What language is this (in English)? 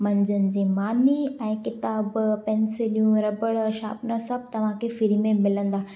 Sindhi